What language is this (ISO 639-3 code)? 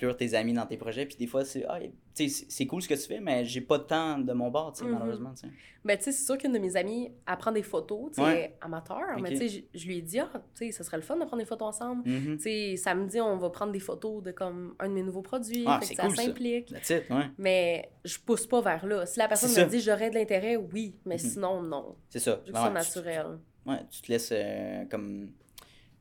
fra